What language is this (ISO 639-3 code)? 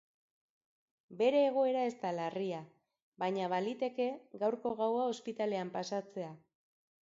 eus